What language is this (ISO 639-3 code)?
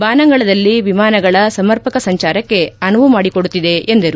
kan